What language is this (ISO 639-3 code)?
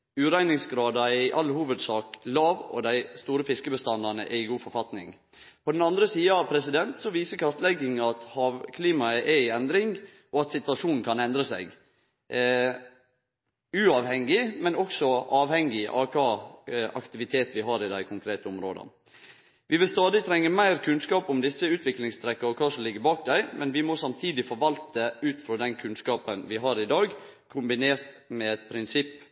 nno